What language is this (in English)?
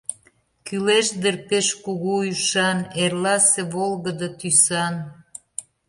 Mari